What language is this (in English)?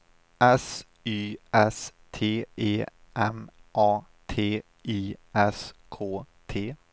Swedish